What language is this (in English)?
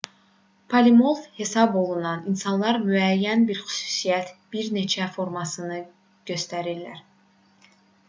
Azerbaijani